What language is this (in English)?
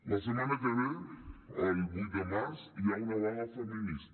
Catalan